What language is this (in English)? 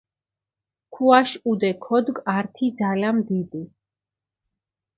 Mingrelian